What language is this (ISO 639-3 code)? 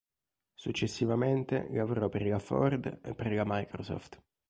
ita